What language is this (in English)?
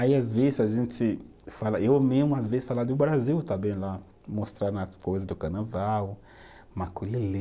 Portuguese